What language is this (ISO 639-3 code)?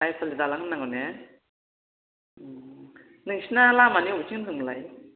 brx